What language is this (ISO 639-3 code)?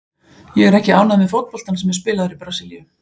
isl